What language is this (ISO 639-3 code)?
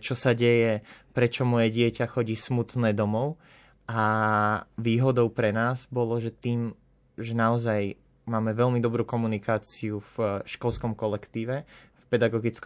slk